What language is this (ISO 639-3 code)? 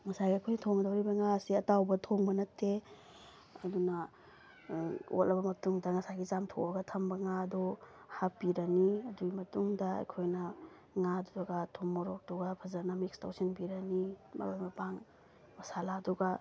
mni